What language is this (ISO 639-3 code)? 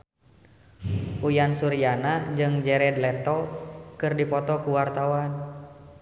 sun